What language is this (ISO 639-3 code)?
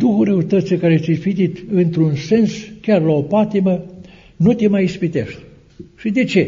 ron